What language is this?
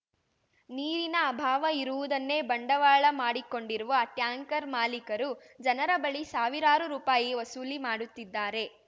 Kannada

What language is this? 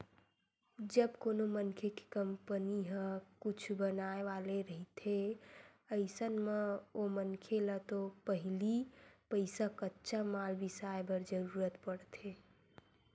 Chhattisgarhi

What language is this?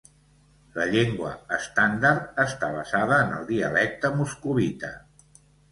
Catalan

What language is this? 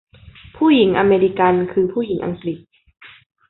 Thai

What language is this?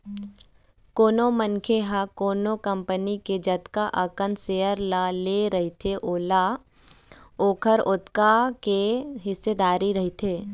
Chhattisgarhi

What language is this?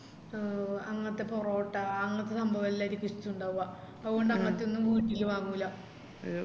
Malayalam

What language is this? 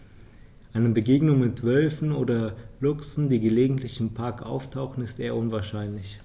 German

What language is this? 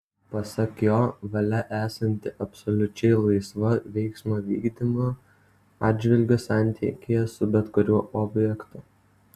Lithuanian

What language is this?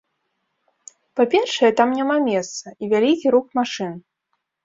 Belarusian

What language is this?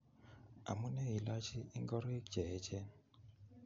Kalenjin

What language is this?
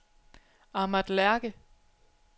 Danish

